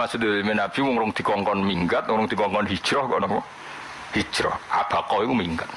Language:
Indonesian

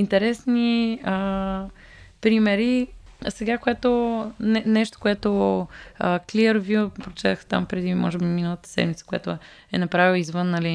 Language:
Bulgarian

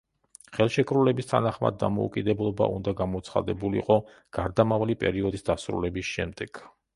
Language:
Georgian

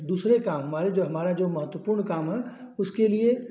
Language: Hindi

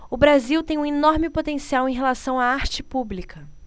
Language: Portuguese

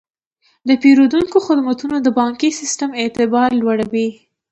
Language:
Pashto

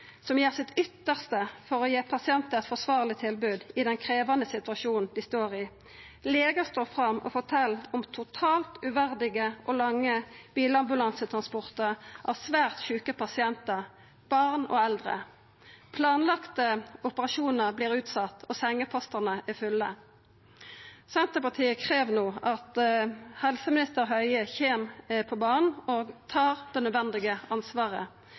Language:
Norwegian Nynorsk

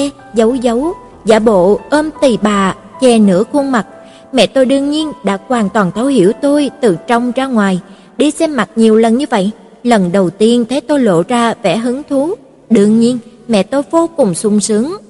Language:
Vietnamese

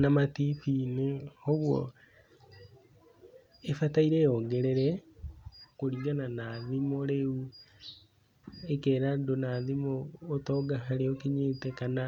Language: Kikuyu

